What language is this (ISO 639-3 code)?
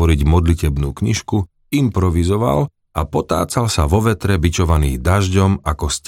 slk